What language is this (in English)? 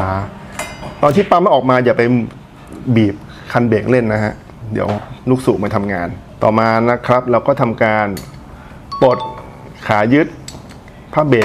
Thai